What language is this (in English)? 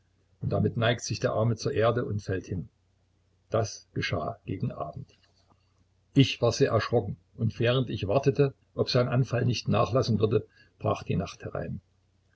German